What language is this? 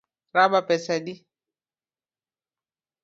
Luo (Kenya and Tanzania)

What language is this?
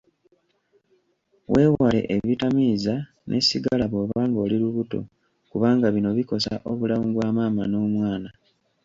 Ganda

